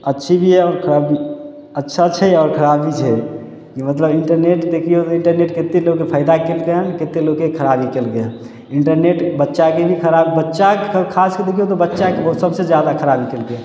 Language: Maithili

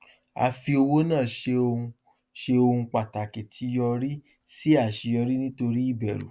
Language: Yoruba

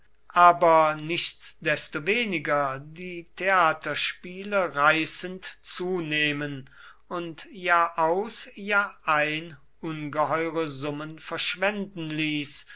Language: German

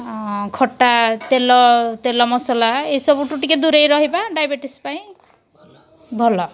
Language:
Odia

